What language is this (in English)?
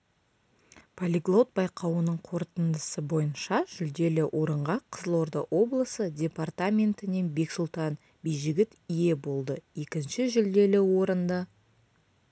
Kazakh